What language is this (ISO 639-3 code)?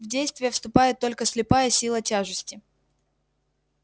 rus